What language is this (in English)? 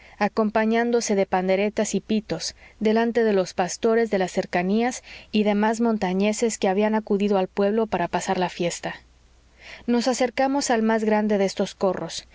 Spanish